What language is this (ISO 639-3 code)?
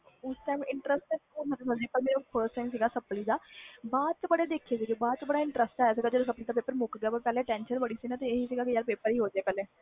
pan